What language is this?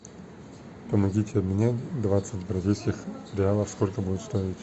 Russian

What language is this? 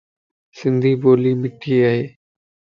Lasi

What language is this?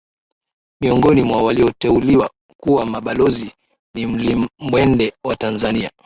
Swahili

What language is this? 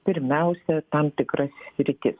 Lithuanian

